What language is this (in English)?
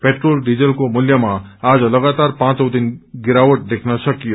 Nepali